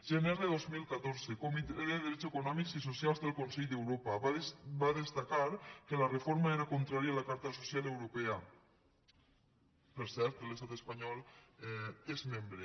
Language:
Catalan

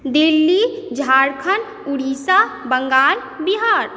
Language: Maithili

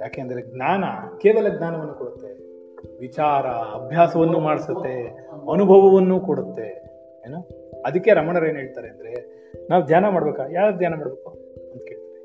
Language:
Kannada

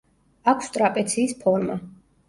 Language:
Georgian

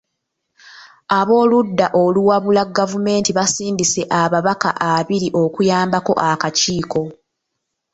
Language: Ganda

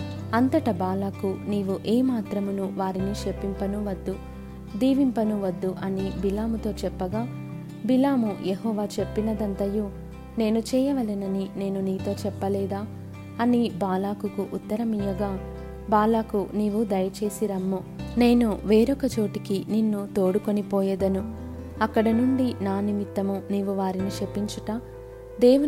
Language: Telugu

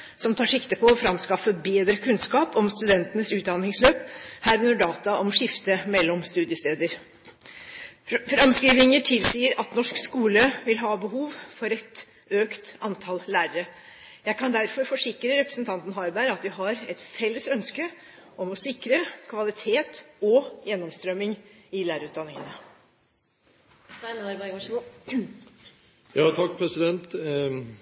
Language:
Norwegian Bokmål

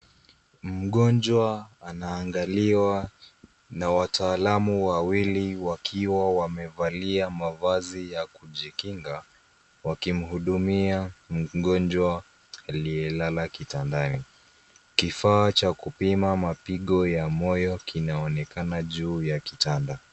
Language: Swahili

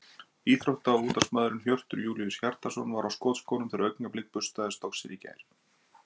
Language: Icelandic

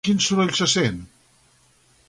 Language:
Catalan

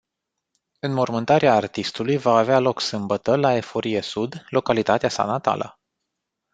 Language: Romanian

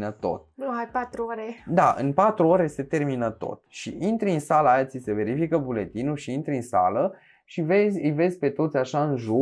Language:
Romanian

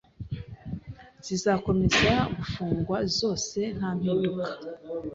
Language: Kinyarwanda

